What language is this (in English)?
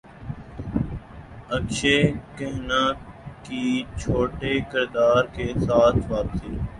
Urdu